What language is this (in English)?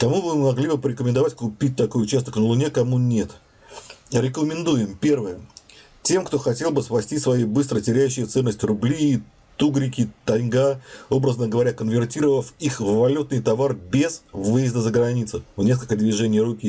Russian